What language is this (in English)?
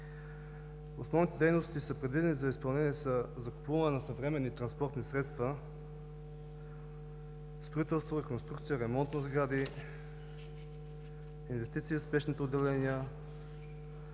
Bulgarian